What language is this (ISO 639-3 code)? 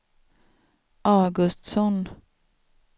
swe